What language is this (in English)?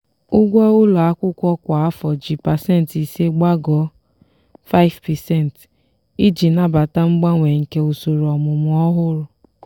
Igbo